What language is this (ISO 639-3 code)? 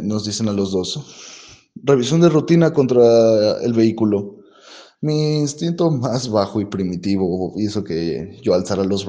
spa